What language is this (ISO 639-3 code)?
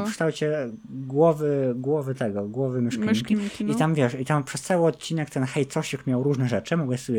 pol